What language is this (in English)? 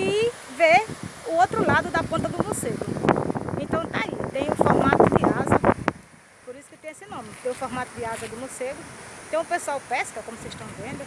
Portuguese